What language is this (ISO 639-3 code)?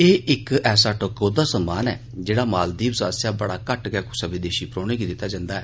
doi